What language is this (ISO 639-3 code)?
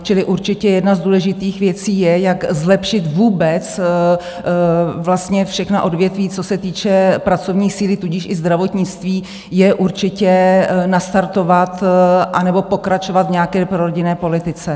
ces